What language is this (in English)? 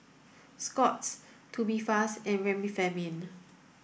English